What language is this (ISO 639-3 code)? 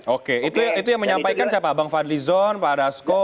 ind